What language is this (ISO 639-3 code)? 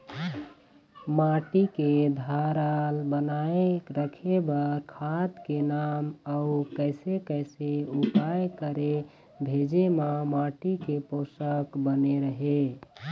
hne